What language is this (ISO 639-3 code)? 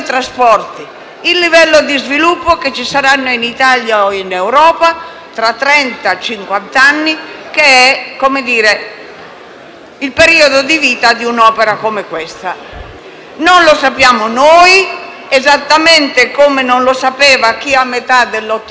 ita